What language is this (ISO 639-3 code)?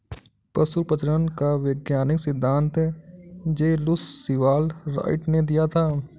hin